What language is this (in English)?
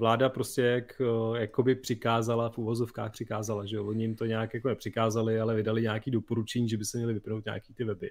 Czech